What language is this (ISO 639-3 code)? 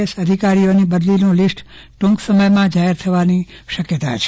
guj